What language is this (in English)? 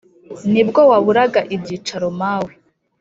Kinyarwanda